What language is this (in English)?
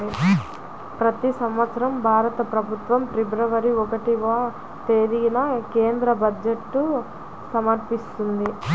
Telugu